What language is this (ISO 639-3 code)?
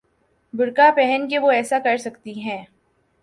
urd